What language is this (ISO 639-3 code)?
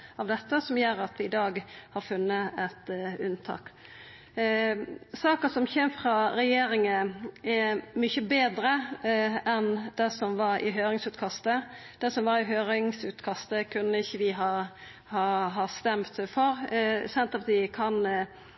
nno